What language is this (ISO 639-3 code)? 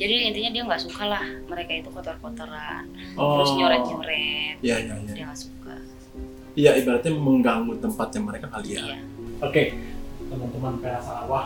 ind